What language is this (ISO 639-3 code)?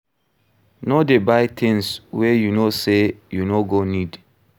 pcm